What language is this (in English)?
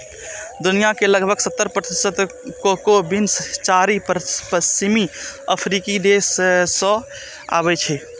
Maithili